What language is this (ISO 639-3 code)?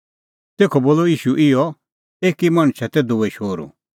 kfx